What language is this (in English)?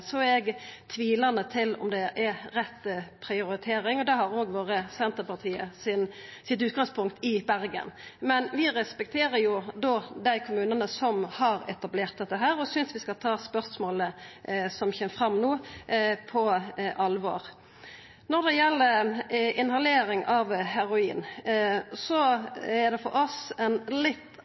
Norwegian Nynorsk